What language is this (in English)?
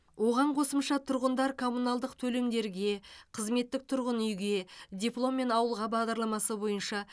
Kazakh